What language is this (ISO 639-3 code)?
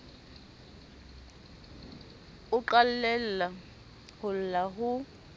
sot